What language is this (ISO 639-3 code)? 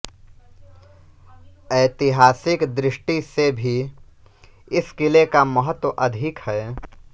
hin